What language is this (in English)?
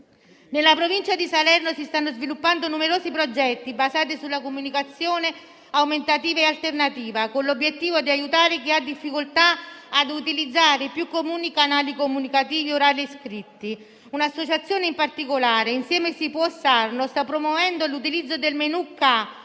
Italian